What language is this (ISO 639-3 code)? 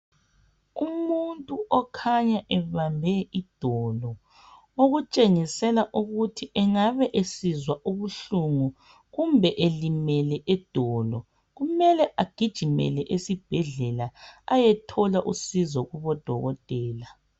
nde